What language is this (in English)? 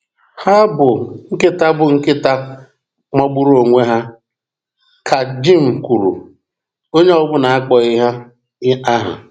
Igbo